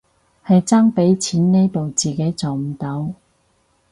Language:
Cantonese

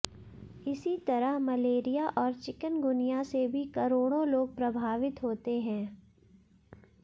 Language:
Hindi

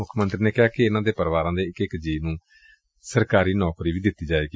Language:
Punjabi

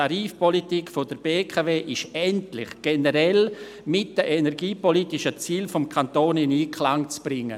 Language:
Swiss German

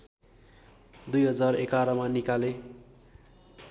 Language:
Nepali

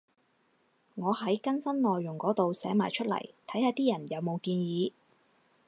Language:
Cantonese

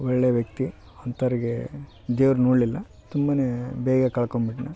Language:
Kannada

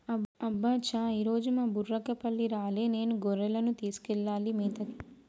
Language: Telugu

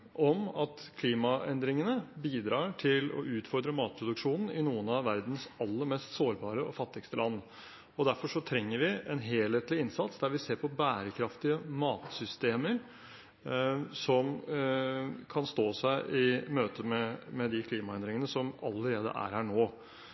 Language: Norwegian Bokmål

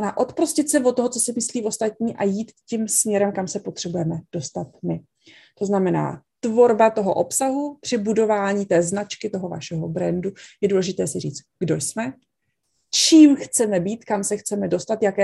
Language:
Czech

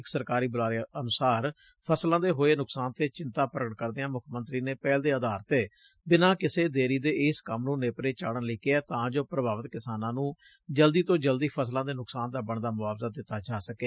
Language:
Punjabi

